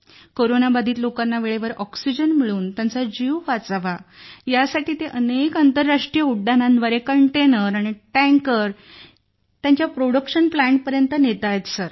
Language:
Marathi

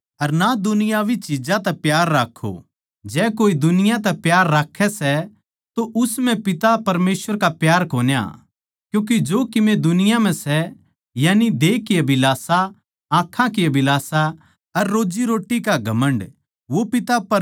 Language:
Haryanvi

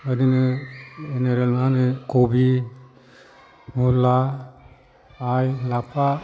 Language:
Bodo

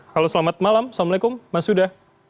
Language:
Indonesian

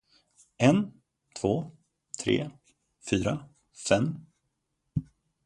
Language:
Swedish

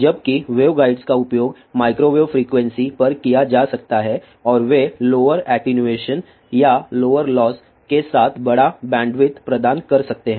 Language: Hindi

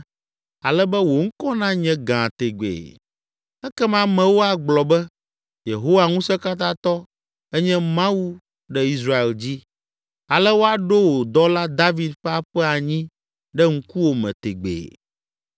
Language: Ewe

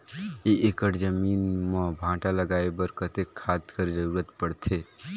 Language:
Chhattisgarhi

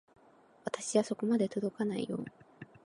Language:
Japanese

